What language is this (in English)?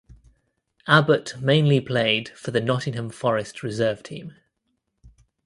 English